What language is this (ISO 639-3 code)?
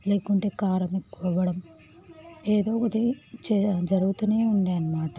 tel